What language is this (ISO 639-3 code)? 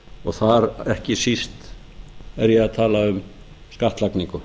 isl